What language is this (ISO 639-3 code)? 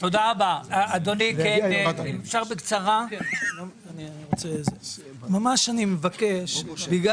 heb